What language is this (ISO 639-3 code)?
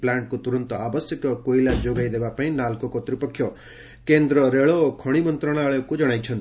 ori